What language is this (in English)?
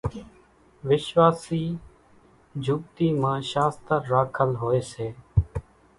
Kachi Koli